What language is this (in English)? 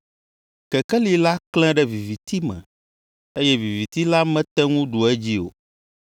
Ewe